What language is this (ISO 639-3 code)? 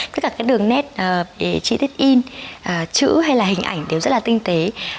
vie